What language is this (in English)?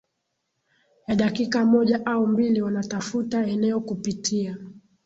Swahili